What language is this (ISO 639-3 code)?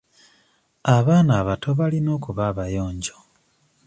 lug